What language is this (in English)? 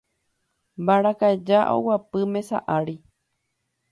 Guarani